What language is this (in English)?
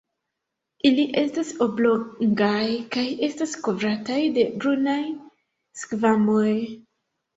Esperanto